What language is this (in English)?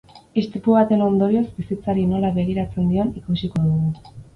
Basque